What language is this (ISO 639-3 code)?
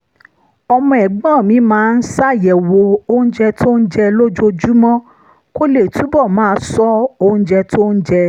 yor